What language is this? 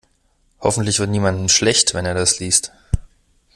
German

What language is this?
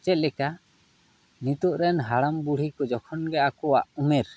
Santali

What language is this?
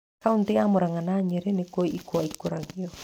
Kikuyu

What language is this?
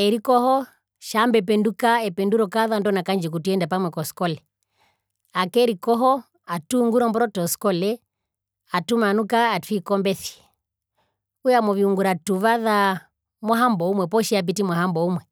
Herero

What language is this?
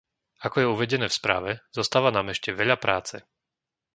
Slovak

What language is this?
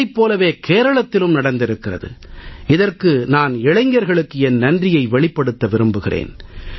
Tamil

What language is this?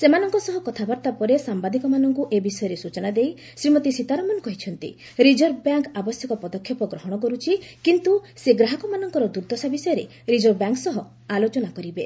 Odia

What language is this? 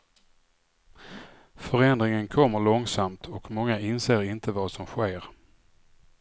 Swedish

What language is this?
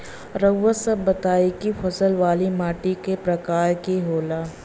Bhojpuri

